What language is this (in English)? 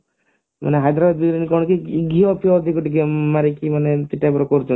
Odia